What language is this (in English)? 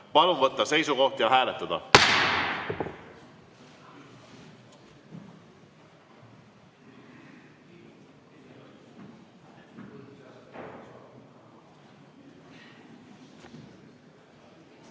Estonian